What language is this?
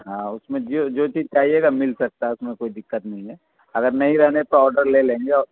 Urdu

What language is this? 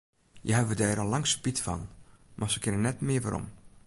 Western Frisian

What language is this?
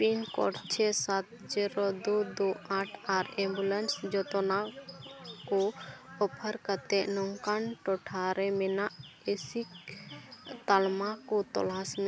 Santali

